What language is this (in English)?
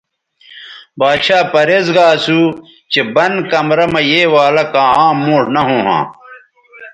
Bateri